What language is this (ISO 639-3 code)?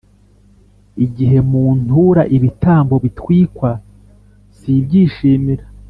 kin